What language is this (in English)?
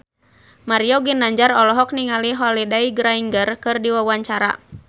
Sundanese